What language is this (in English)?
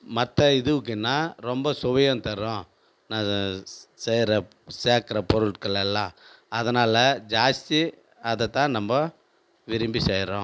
Tamil